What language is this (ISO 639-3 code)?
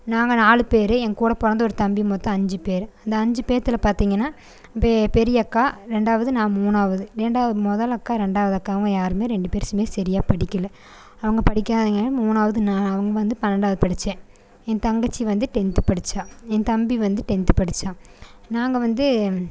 tam